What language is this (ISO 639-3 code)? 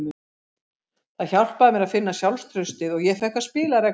isl